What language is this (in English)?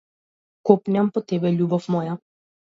Macedonian